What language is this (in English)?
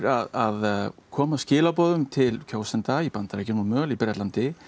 Icelandic